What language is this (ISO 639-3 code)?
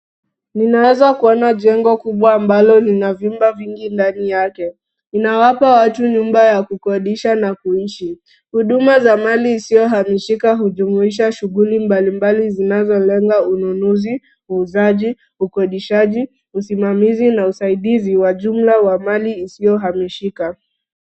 swa